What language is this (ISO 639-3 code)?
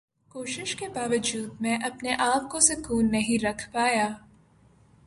urd